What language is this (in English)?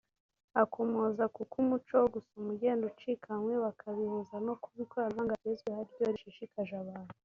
Kinyarwanda